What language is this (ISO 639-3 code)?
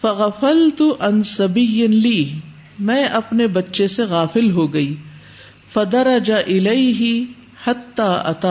urd